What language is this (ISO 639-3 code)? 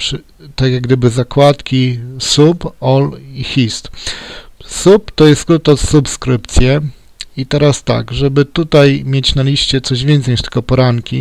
pol